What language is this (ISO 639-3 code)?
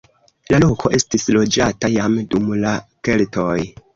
epo